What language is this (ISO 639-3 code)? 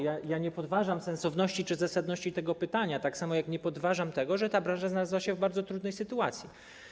pol